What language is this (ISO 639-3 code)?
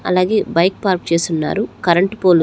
tel